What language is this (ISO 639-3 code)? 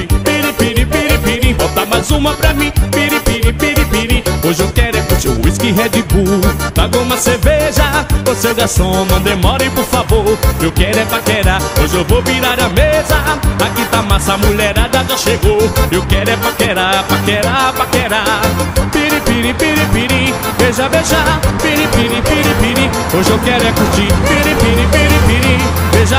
por